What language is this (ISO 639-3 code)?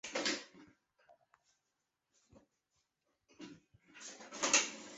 zho